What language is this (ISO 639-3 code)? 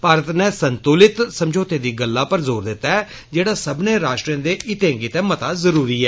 doi